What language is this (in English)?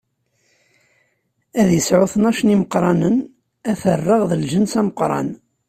Kabyle